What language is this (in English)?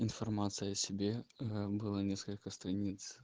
Russian